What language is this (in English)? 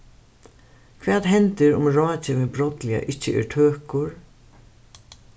Faroese